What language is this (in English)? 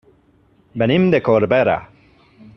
Catalan